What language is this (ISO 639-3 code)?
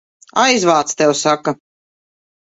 lav